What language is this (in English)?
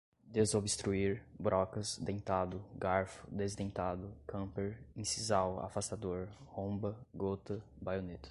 Portuguese